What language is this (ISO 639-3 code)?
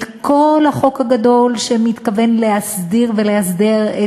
heb